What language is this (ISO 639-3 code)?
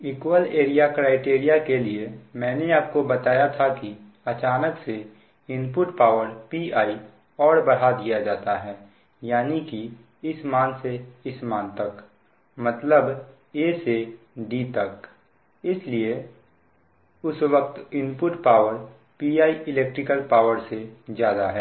hin